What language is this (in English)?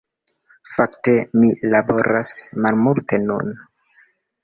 Esperanto